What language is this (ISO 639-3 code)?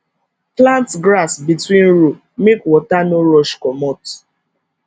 pcm